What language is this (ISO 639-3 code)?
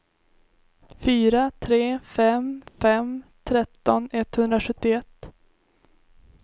swe